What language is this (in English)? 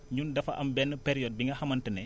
Wolof